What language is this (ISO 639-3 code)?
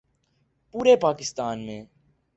urd